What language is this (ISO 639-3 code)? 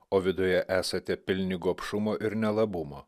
lit